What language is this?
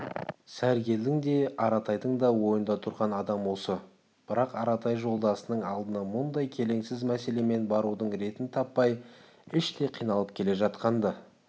Kazakh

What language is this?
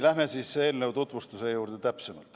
Estonian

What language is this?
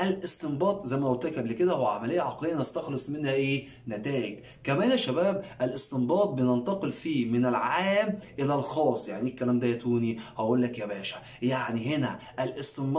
Arabic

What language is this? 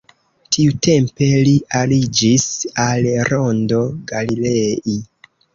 Esperanto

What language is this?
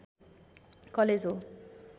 Nepali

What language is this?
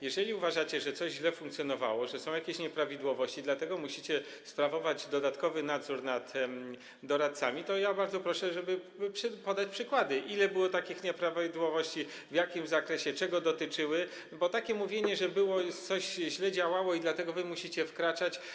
Polish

